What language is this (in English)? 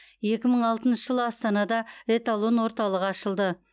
Kazakh